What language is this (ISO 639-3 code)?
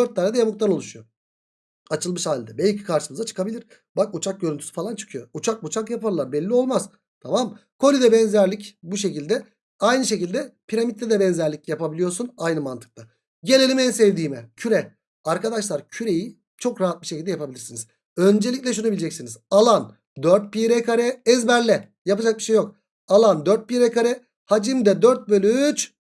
tur